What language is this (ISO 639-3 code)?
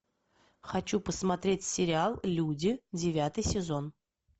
rus